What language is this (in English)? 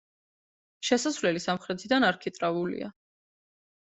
Georgian